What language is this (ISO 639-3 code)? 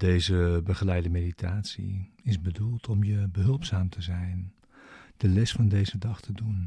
nld